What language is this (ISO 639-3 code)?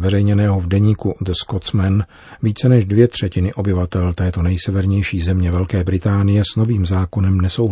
ces